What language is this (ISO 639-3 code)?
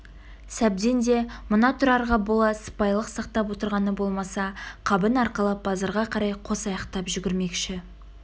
kaz